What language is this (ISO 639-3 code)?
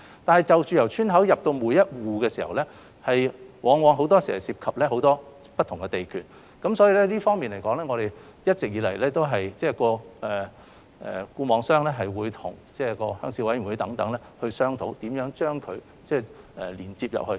yue